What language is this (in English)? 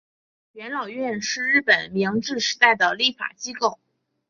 Chinese